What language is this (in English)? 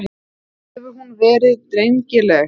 Icelandic